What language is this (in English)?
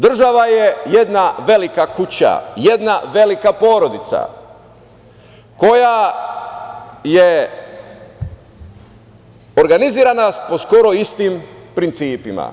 Serbian